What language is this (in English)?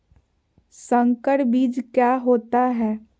Magahi